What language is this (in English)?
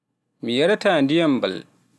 Pular